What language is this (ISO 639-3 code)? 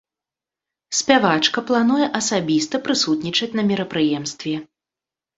bel